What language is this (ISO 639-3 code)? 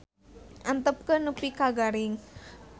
sun